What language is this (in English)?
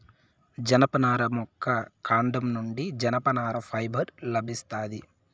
Telugu